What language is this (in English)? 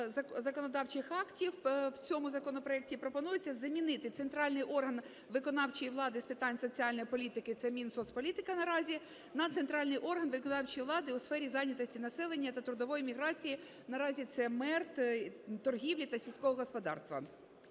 Ukrainian